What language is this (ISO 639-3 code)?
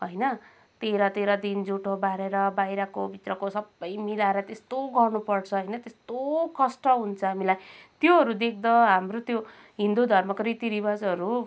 nep